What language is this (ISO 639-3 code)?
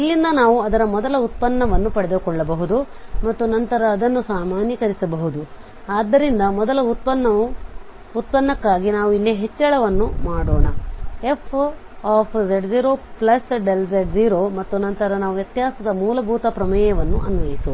kan